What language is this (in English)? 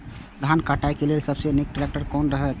Maithili